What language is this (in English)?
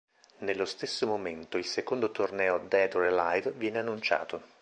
Italian